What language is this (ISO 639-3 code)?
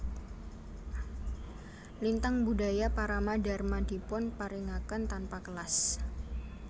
jav